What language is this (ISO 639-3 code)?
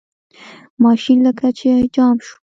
pus